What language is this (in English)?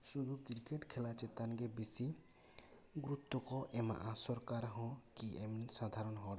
Santali